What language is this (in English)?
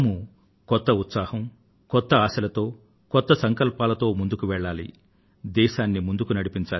Telugu